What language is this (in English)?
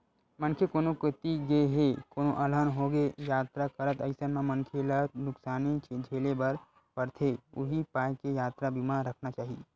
Chhattisgarhi